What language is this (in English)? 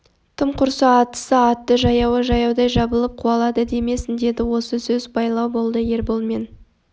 Kazakh